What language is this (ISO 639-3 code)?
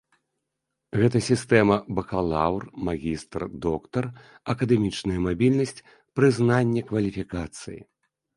bel